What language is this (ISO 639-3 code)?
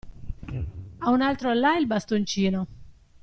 ita